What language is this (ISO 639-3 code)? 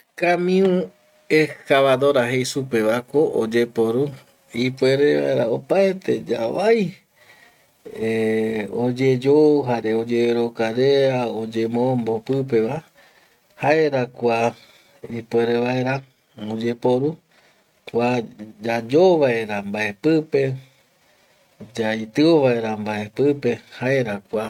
gui